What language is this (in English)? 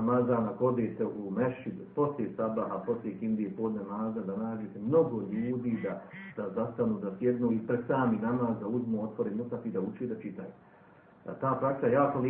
Croatian